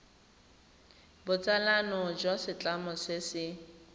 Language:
Tswana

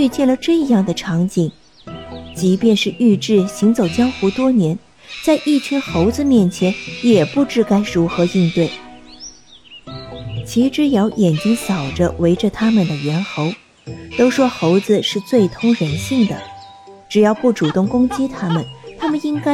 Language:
Chinese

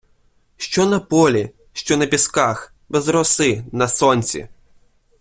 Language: Ukrainian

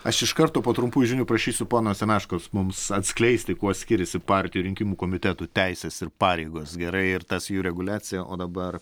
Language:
Lithuanian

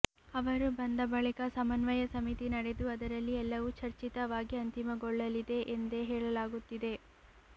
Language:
Kannada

